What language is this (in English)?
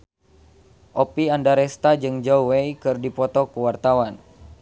Sundanese